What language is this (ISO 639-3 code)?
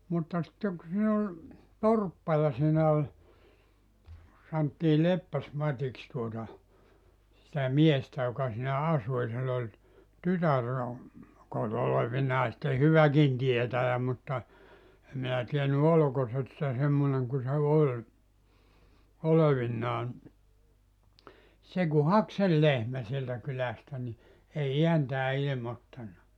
fin